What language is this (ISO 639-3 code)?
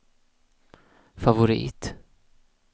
swe